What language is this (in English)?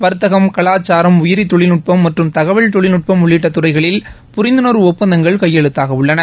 Tamil